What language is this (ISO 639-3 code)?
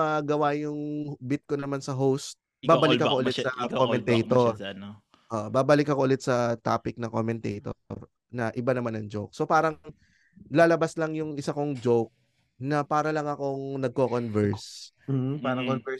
fil